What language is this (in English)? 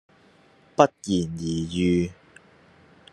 Cantonese